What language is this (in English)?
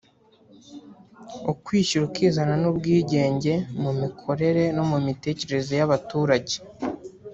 Kinyarwanda